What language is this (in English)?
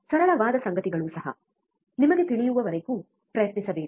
Kannada